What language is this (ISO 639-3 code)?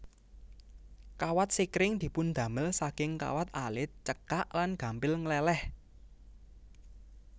jav